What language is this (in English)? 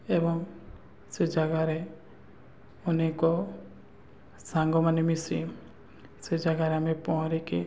Odia